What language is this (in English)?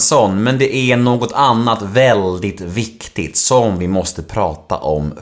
Swedish